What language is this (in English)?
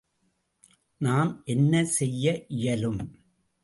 Tamil